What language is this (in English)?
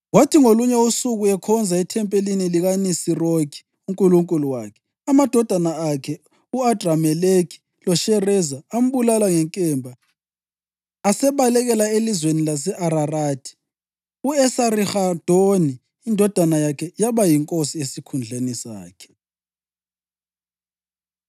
North Ndebele